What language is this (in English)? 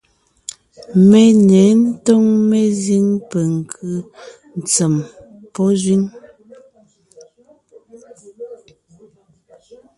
Ngiemboon